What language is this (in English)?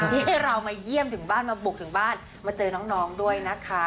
Thai